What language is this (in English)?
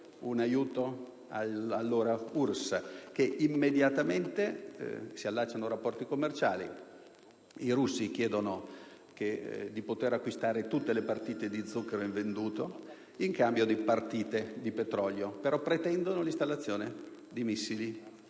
Italian